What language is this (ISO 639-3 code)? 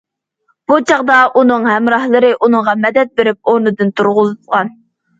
uig